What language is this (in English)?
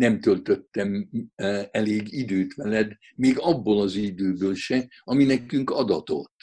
Hungarian